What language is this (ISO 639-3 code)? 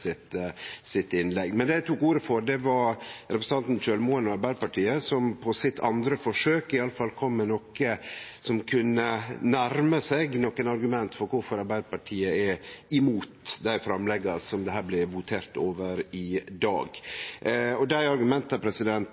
nno